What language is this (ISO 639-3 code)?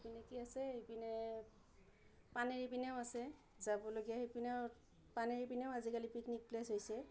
asm